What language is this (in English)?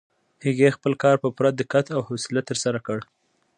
Pashto